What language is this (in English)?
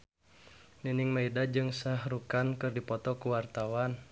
Sundanese